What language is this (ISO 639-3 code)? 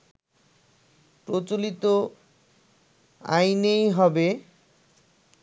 ben